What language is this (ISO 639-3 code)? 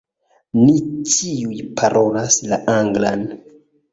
epo